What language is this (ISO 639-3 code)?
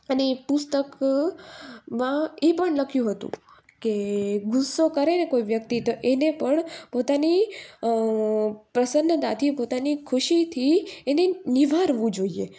guj